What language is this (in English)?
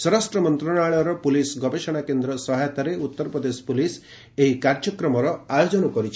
Odia